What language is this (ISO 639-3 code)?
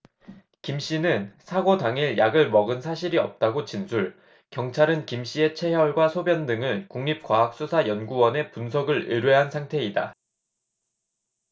kor